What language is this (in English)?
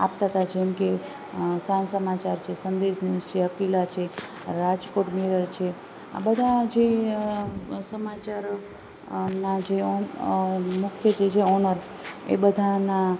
Gujarati